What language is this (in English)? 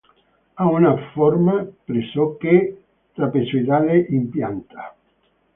Italian